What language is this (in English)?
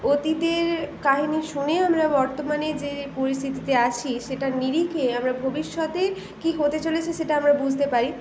Bangla